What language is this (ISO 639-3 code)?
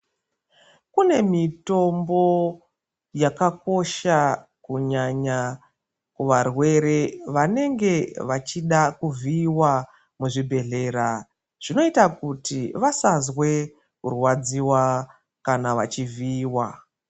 ndc